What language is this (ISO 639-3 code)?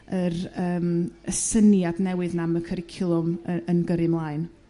cym